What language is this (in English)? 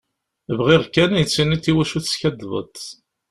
Kabyle